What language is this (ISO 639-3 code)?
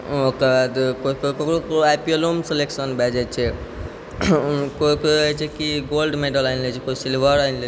mai